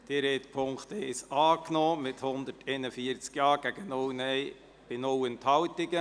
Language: Swiss German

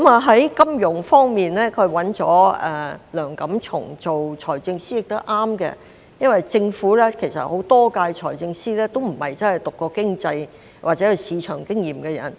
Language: Cantonese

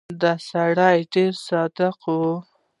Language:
Pashto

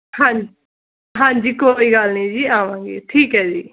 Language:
Punjabi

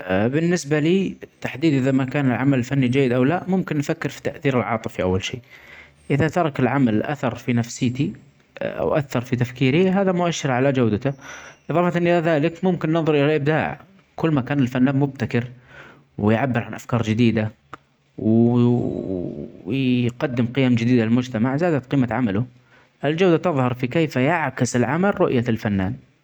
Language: Omani Arabic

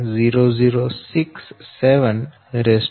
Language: Gujarati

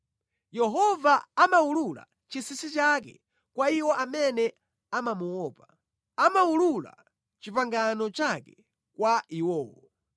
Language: Nyanja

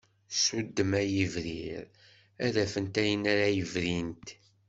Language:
Kabyle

